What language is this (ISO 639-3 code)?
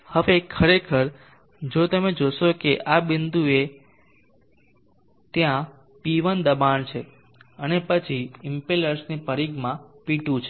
guj